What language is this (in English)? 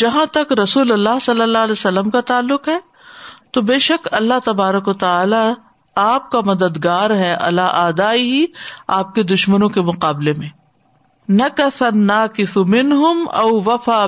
Urdu